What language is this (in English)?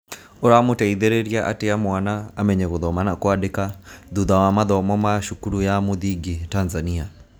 Kikuyu